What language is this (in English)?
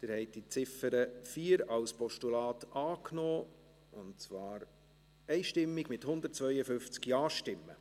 Swiss German